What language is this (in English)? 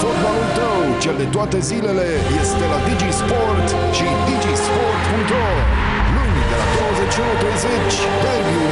Romanian